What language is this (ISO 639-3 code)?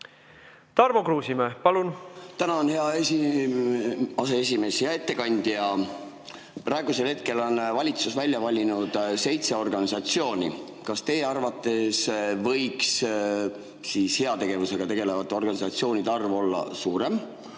est